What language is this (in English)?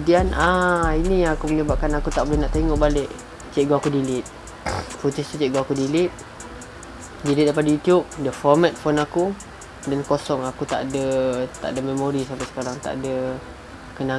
Malay